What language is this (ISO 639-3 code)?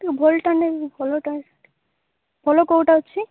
ori